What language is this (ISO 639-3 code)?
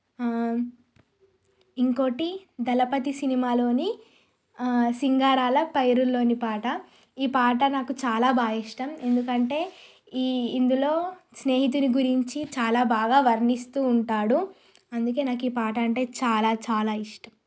tel